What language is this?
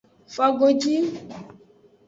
Aja (Benin)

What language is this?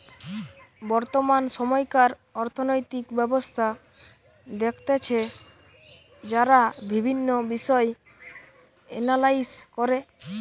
Bangla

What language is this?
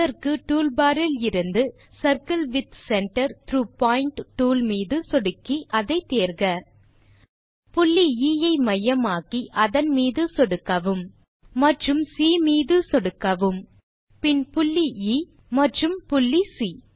Tamil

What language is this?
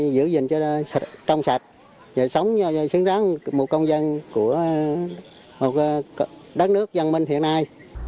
Vietnamese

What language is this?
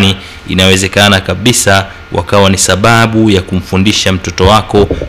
Swahili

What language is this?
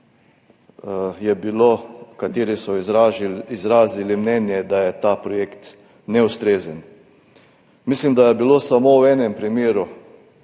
Slovenian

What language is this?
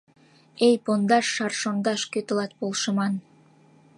Mari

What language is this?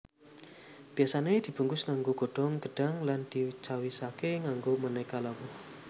Javanese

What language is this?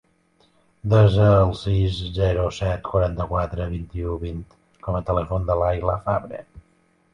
Catalan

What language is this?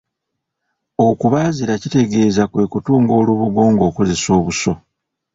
Ganda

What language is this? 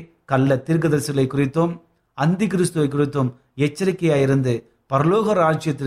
Tamil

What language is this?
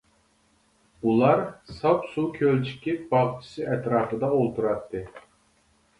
Uyghur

